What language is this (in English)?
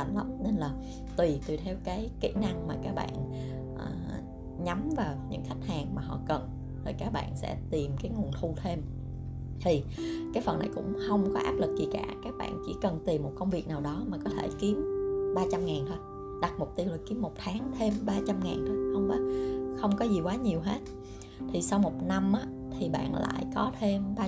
Vietnamese